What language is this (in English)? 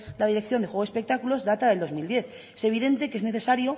Spanish